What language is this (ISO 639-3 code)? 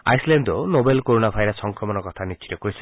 asm